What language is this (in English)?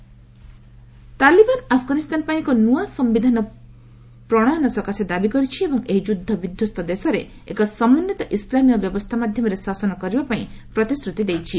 Odia